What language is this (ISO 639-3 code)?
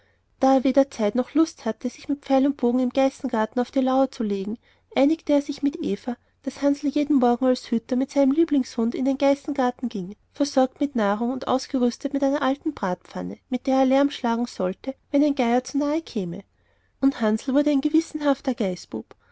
deu